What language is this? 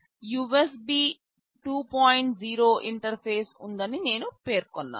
Telugu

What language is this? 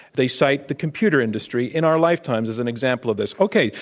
English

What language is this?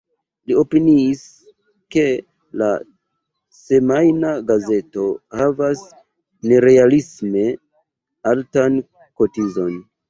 Esperanto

